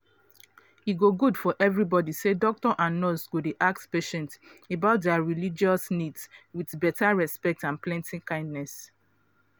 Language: Nigerian Pidgin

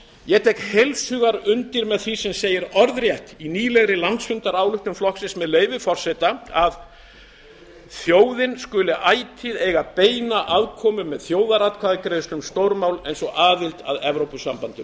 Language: Icelandic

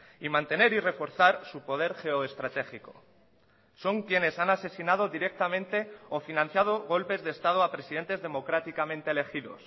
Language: Spanish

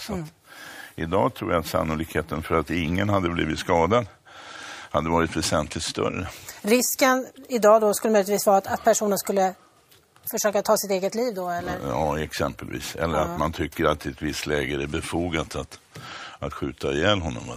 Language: Swedish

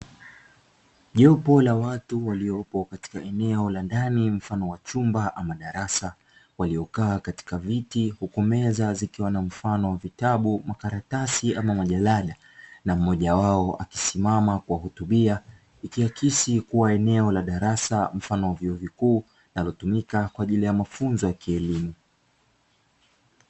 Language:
Swahili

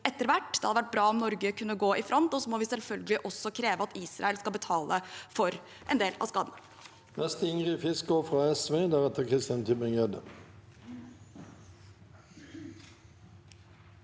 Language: Norwegian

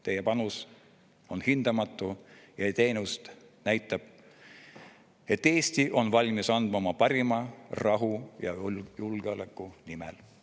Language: Estonian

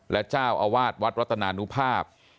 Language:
Thai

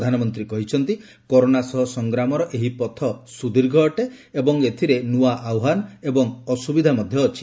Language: Odia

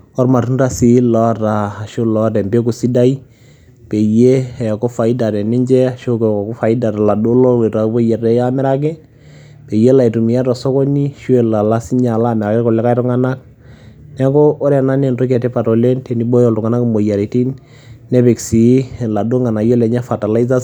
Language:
Masai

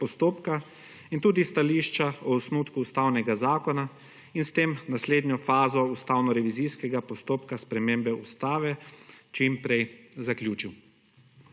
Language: Slovenian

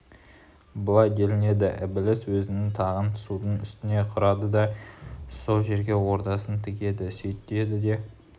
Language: Kazakh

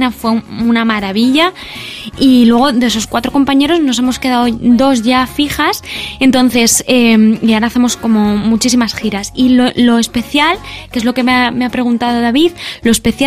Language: Spanish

